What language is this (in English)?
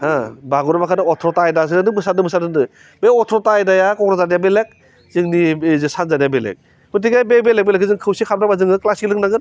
Bodo